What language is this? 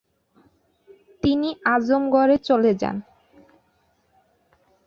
Bangla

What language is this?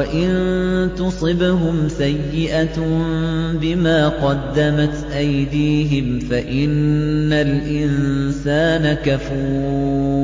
Arabic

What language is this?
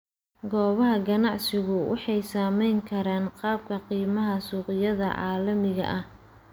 Somali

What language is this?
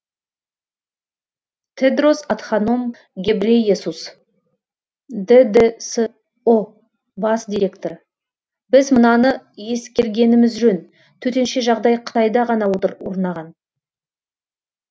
Kazakh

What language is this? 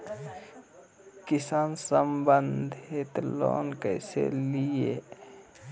Magahi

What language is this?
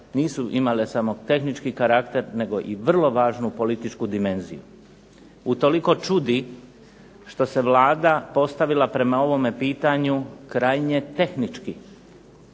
Croatian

